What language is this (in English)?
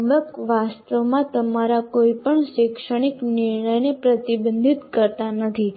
Gujarati